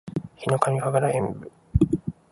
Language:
Japanese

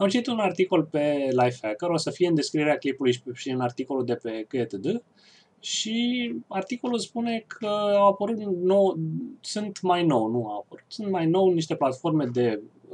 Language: Romanian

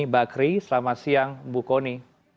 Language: Indonesian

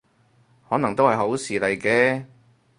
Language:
Cantonese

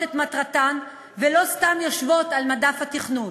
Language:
Hebrew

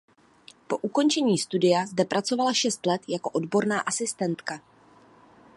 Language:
Czech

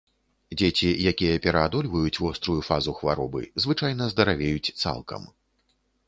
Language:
Belarusian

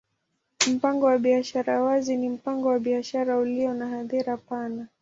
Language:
Swahili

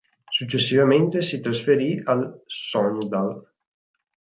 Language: Italian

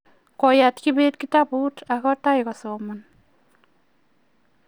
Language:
Kalenjin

